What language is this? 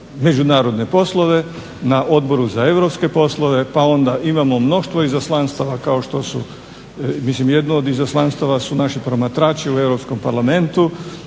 Croatian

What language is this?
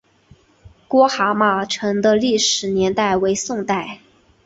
Chinese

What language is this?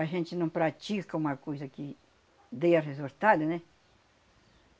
Portuguese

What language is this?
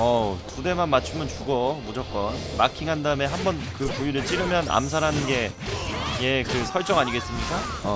Korean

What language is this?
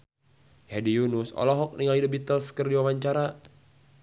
Sundanese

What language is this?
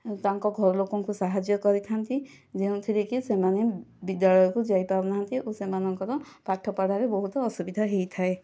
Odia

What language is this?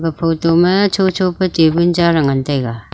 Wancho Naga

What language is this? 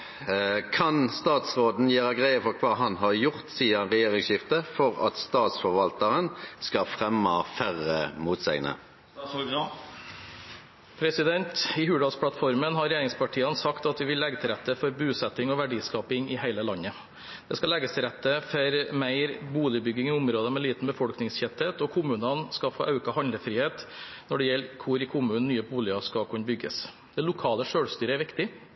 Norwegian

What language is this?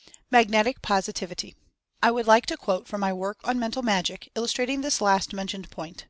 English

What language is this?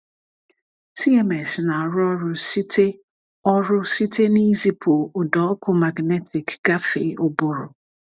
Igbo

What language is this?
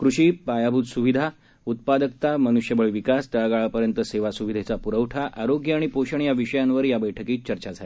Marathi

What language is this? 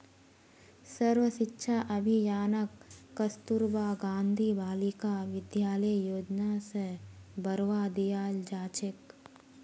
Magahi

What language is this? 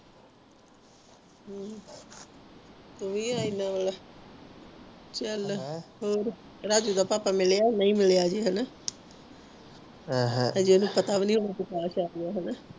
Punjabi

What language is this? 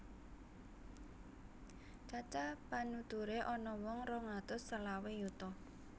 Javanese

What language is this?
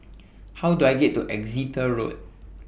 English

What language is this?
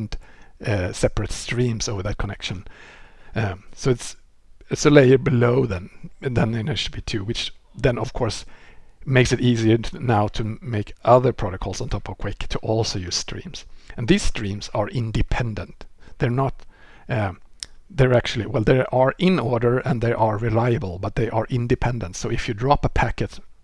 English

